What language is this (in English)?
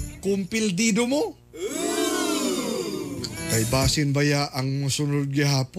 Filipino